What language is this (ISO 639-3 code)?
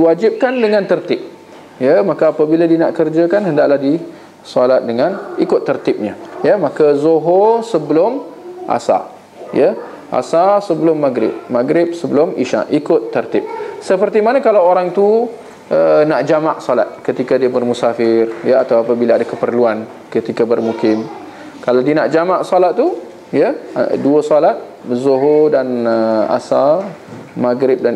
msa